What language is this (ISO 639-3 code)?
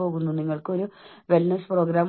mal